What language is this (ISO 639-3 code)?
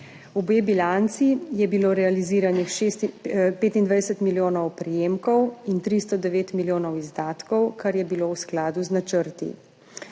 slv